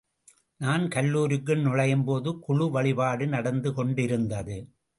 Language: Tamil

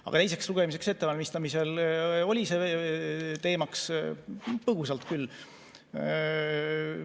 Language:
Estonian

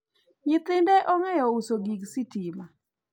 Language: Luo (Kenya and Tanzania)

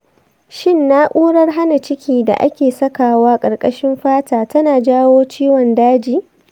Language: Hausa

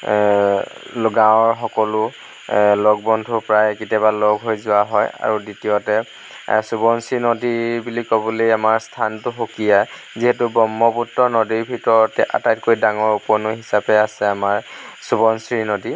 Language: Assamese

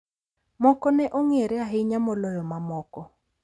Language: Luo (Kenya and Tanzania)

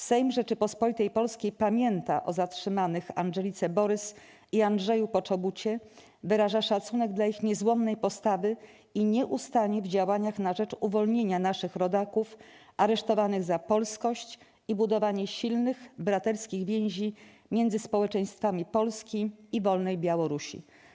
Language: Polish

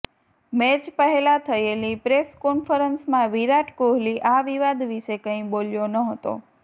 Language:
Gujarati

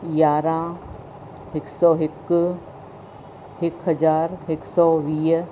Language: Sindhi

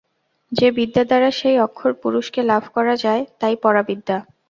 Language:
Bangla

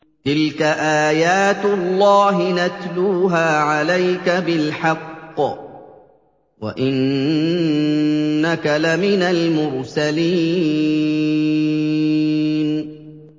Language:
Arabic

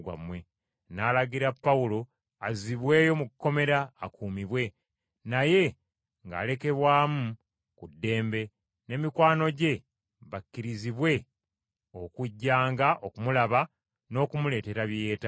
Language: Ganda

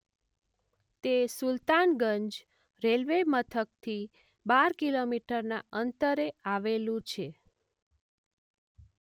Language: Gujarati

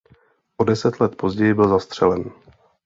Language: Czech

